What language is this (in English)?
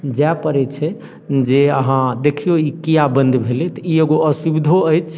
Maithili